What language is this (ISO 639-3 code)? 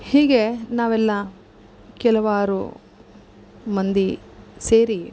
kan